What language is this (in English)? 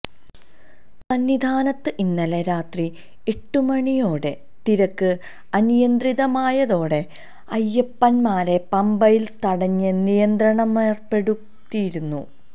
Malayalam